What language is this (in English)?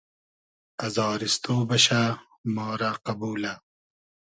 Hazaragi